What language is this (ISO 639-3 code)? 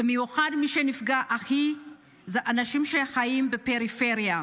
heb